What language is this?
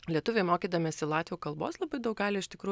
Lithuanian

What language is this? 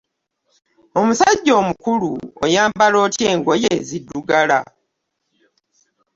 Ganda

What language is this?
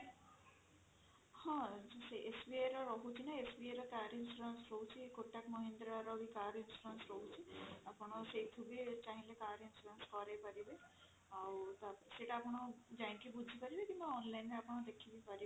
Odia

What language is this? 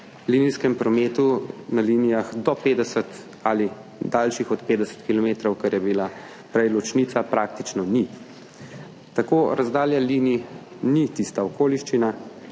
Slovenian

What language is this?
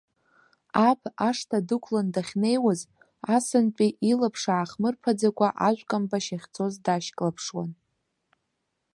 Abkhazian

